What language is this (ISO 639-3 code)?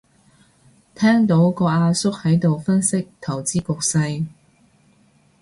yue